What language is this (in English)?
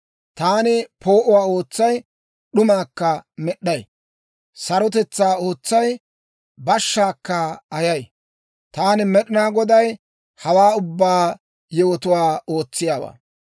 Dawro